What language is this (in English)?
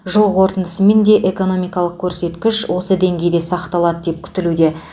Kazakh